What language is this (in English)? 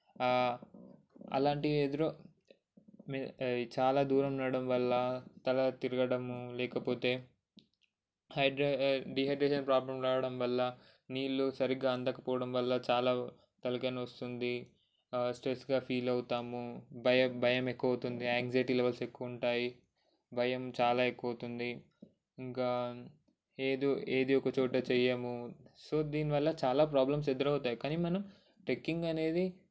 Telugu